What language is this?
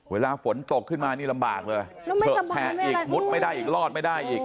Thai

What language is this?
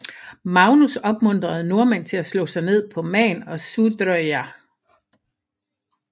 Danish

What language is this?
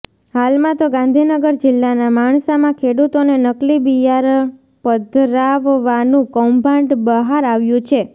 Gujarati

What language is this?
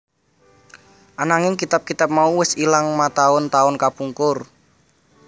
Javanese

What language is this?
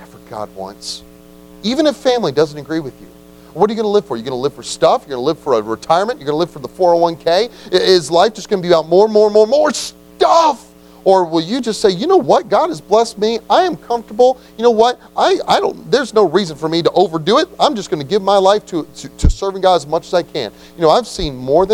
English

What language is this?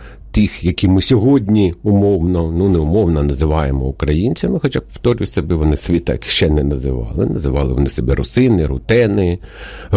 Ukrainian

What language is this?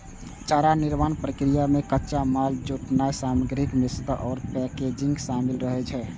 Maithili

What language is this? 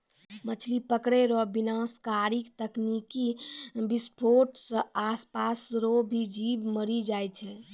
Maithili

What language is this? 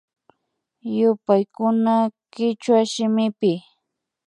Imbabura Highland Quichua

